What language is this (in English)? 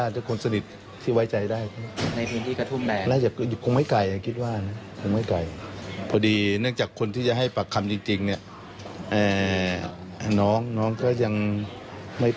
Thai